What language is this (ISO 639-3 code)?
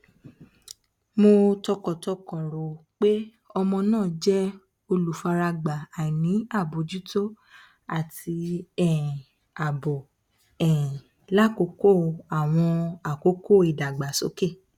yor